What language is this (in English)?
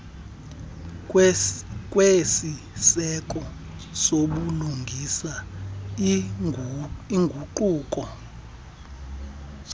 Xhosa